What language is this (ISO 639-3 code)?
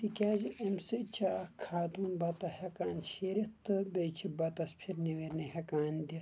kas